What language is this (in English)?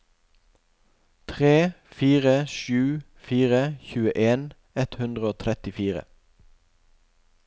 Norwegian